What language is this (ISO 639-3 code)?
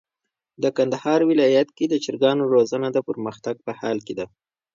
pus